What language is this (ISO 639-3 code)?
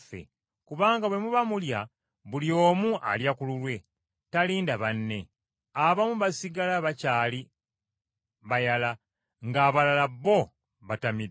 lug